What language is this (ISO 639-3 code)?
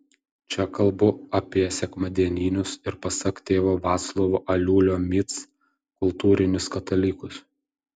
lit